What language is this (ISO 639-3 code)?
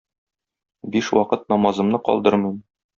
tat